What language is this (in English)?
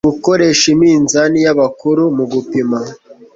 Kinyarwanda